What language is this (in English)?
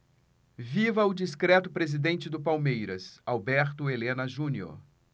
Portuguese